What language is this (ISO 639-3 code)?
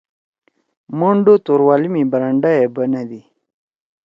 trw